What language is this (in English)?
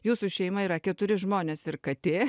Lithuanian